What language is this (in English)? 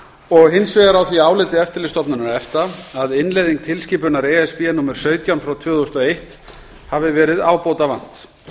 Icelandic